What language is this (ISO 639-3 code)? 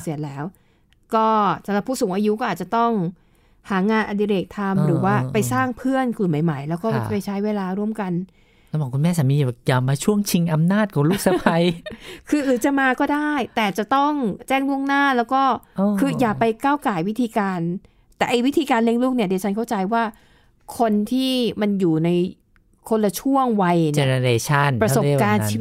tha